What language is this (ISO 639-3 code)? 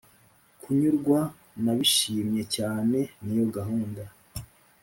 kin